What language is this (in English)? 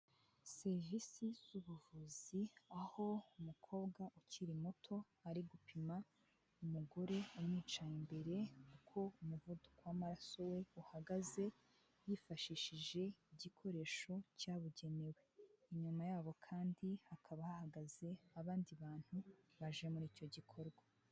Kinyarwanda